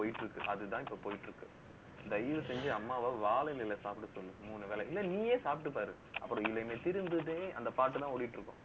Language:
Tamil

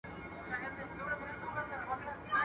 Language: Pashto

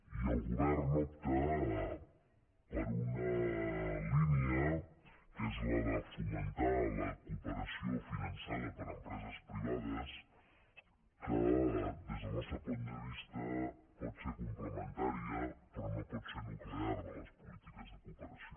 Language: Catalan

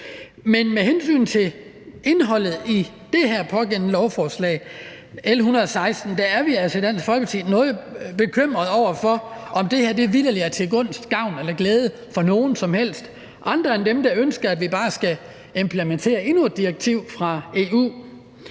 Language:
Danish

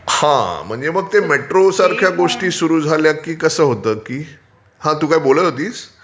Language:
Marathi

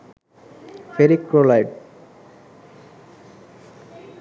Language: Bangla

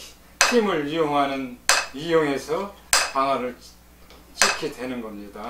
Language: Korean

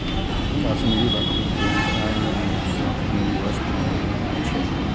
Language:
Maithili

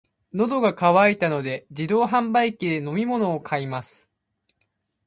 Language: Japanese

